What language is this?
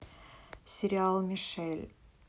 Russian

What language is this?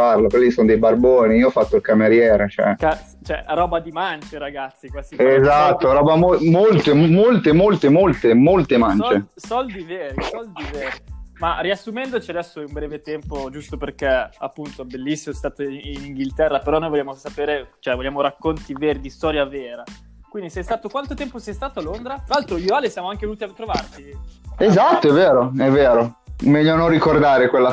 Italian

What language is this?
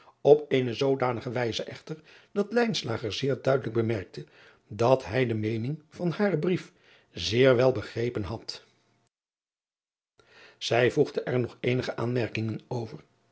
Dutch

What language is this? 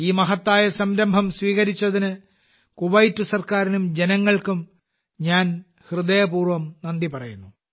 Malayalam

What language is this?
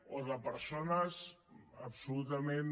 Catalan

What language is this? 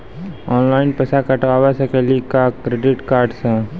Maithili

